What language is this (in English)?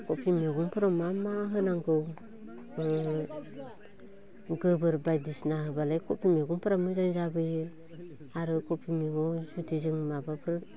Bodo